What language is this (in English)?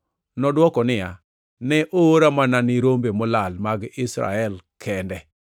Luo (Kenya and Tanzania)